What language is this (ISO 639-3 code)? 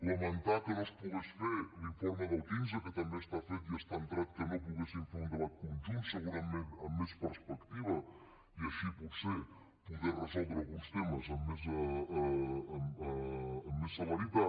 cat